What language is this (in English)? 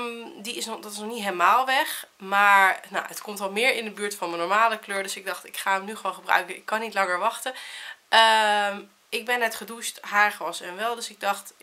Dutch